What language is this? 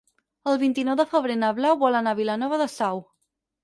Catalan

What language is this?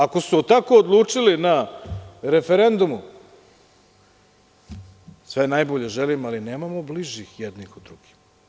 Serbian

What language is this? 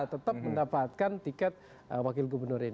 Indonesian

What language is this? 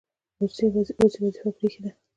Pashto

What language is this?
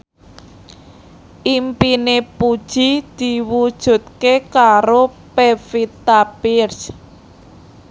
Javanese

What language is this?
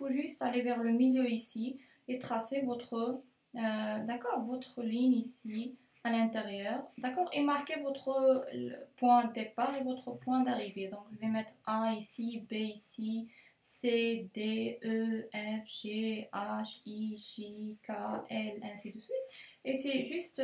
French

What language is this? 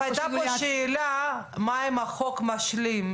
Hebrew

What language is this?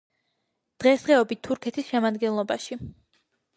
Georgian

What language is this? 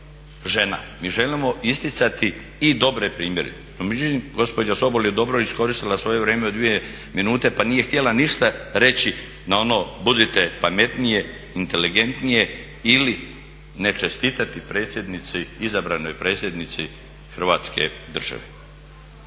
Croatian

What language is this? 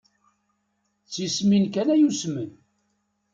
Kabyle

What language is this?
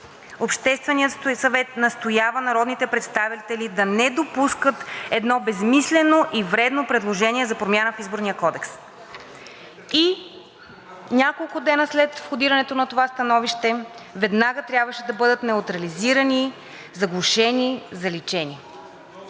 Bulgarian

